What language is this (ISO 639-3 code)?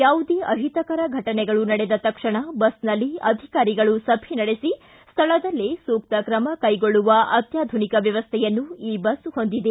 kan